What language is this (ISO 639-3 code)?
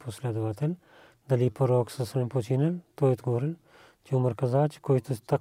bul